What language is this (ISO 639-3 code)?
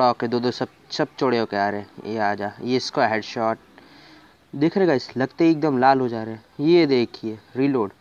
hin